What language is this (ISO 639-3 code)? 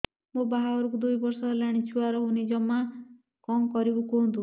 ori